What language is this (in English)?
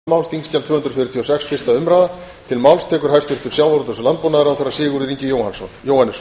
Icelandic